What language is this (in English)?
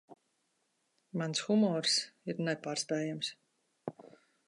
Latvian